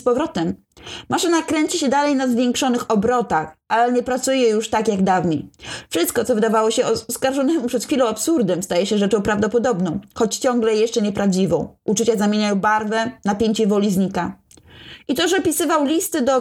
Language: Polish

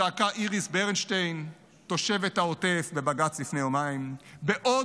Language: Hebrew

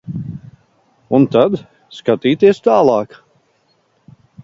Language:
Latvian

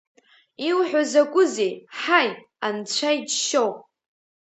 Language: Abkhazian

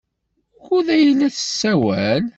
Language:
Kabyle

